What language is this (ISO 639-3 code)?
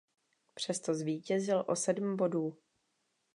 ces